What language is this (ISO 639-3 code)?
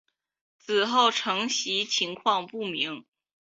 zho